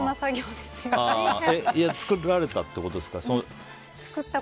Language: Japanese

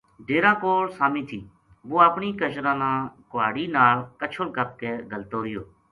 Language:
Gujari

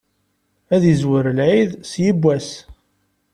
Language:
Kabyle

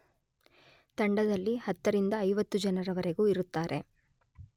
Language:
Kannada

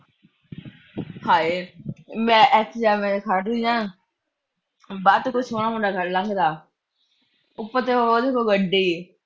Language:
Punjabi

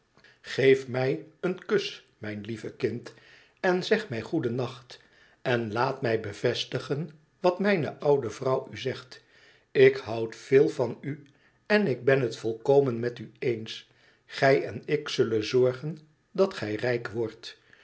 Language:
Dutch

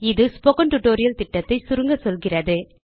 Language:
Tamil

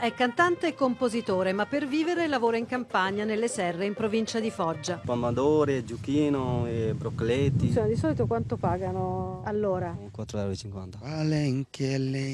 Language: Italian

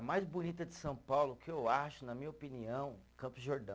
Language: Portuguese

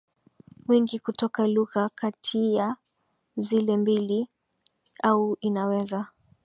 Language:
Swahili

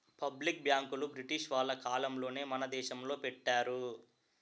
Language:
Telugu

